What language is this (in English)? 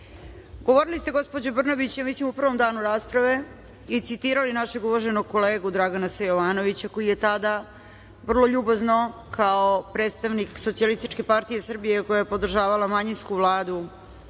Serbian